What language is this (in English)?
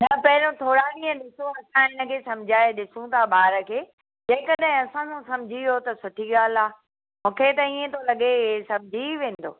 Sindhi